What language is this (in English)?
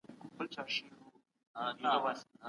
Pashto